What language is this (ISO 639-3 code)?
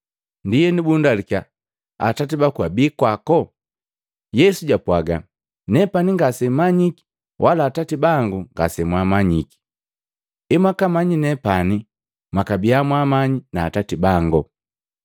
mgv